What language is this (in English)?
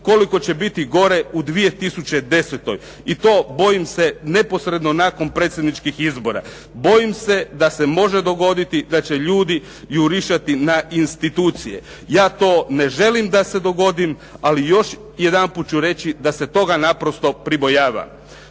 Croatian